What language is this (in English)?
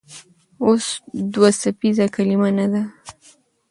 Pashto